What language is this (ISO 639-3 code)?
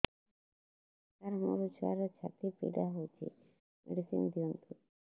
ori